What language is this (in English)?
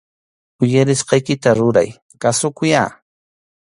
Arequipa-La Unión Quechua